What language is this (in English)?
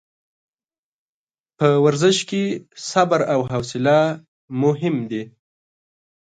Pashto